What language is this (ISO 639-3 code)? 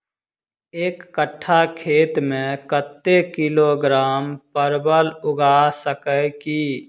mai